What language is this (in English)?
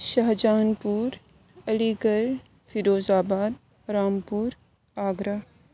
Urdu